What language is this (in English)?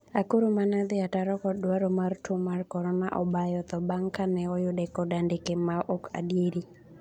Luo (Kenya and Tanzania)